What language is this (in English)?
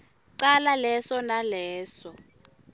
Swati